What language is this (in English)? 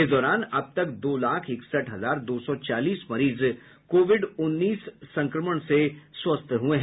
Hindi